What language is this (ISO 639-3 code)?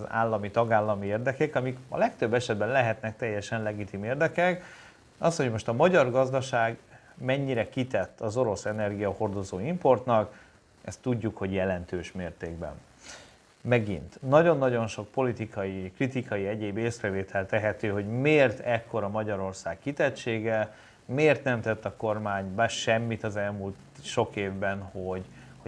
hun